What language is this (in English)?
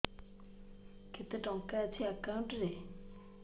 Odia